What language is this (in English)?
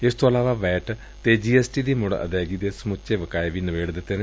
Punjabi